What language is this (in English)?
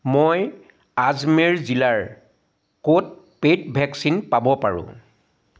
Assamese